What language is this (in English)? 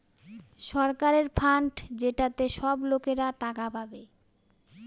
Bangla